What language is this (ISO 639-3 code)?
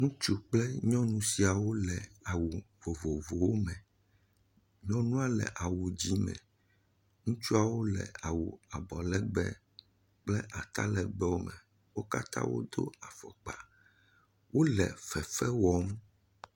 ewe